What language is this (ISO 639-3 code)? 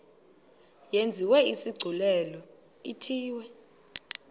xho